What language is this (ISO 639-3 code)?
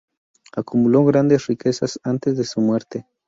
spa